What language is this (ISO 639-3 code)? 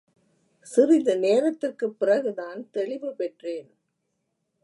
tam